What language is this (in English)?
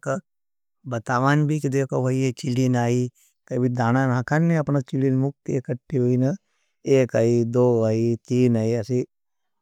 Nimadi